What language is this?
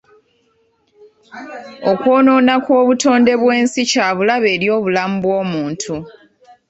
Ganda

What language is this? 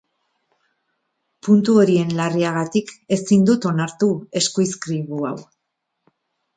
Basque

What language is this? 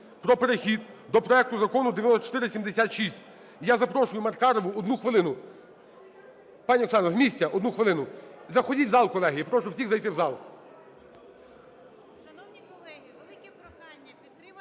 Ukrainian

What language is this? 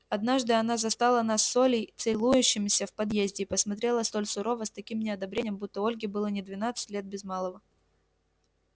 Russian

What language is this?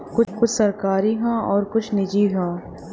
Bhojpuri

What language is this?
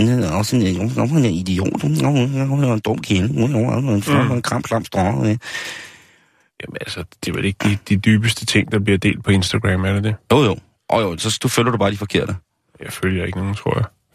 Danish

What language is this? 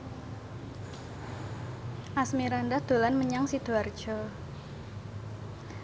Javanese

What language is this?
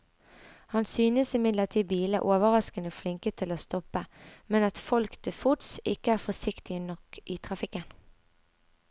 Norwegian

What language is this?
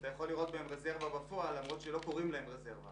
Hebrew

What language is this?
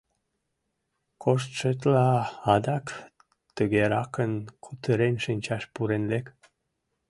Mari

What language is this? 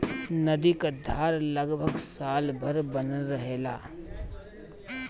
Bhojpuri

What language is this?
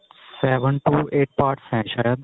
Punjabi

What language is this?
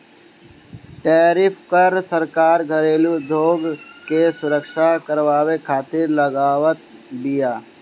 Bhojpuri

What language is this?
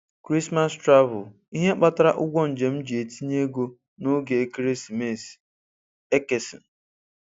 Igbo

